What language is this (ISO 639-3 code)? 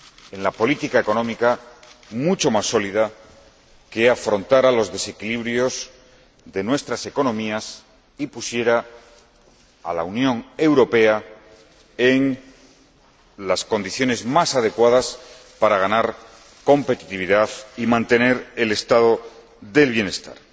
spa